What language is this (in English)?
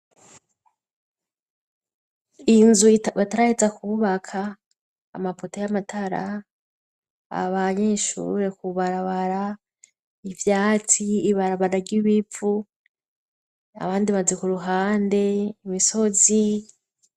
Rundi